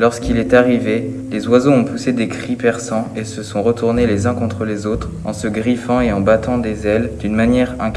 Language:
French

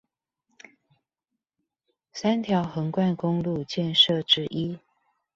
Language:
Chinese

